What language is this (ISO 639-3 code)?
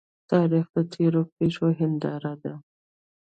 pus